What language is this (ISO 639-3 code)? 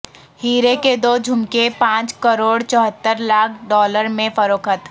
urd